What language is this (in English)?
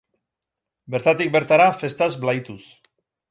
Basque